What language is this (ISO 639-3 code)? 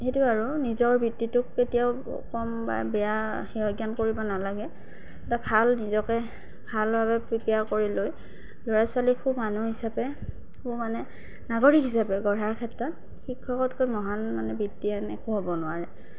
asm